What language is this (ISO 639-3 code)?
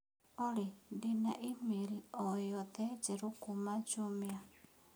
kik